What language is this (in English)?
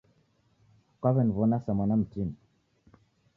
Taita